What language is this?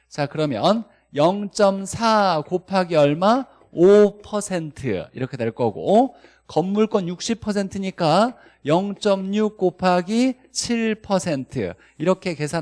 Korean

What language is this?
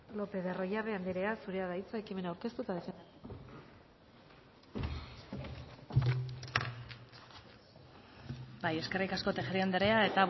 Basque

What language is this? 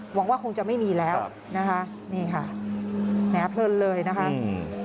Thai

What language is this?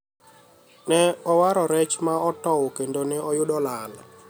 Luo (Kenya and Tanzania)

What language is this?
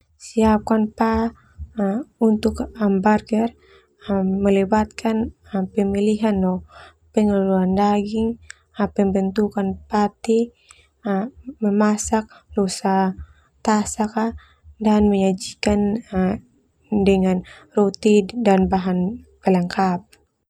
Termanu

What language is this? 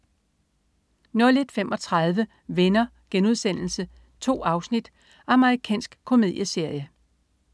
Danish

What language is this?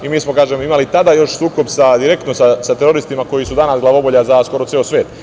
Serbian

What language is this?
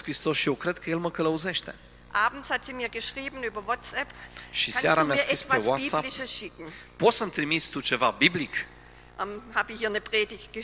Romanian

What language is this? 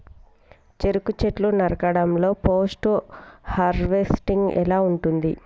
Telugu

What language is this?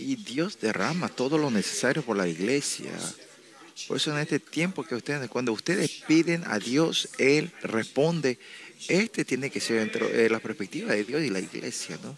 Spanish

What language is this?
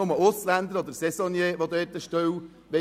Swiss German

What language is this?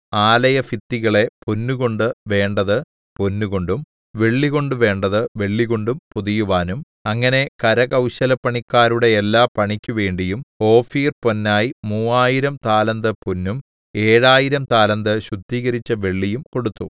Malayalam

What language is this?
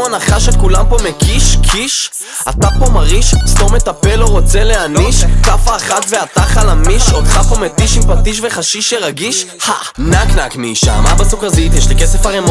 Hebrew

